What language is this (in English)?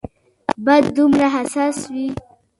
Pashto